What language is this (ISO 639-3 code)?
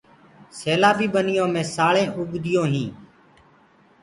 ggg